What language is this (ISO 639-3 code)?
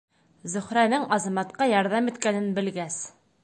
bak